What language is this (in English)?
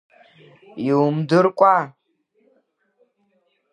Abkhazian